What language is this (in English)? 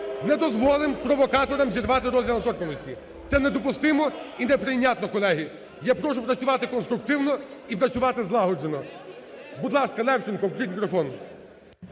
Ukrainian